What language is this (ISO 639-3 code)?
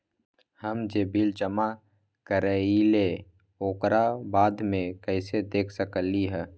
mag